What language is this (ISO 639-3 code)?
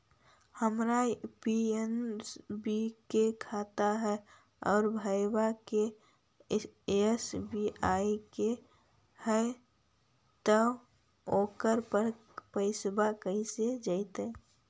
mag